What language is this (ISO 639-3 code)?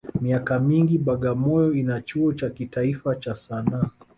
swa